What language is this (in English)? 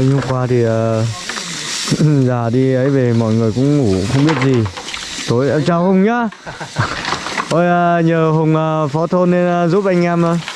Vietnamese